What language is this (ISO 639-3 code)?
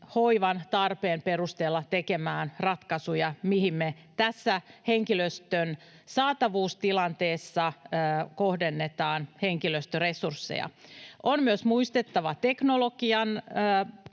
fin